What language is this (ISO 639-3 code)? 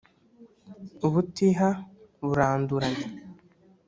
kin